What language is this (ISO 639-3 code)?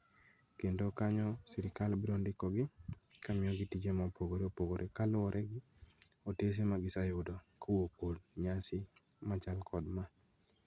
luo